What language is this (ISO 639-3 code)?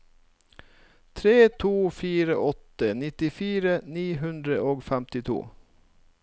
nor